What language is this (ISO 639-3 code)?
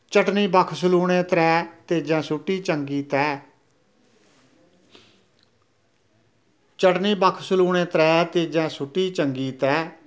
doi